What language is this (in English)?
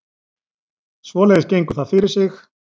Icelandic